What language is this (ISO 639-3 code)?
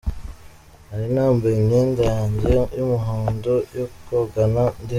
kin